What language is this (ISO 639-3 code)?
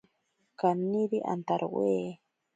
prq